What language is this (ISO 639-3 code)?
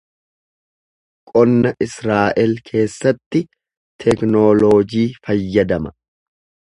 orm